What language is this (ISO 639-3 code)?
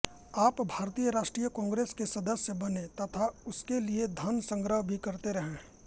hin